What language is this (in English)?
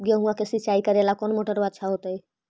Magahi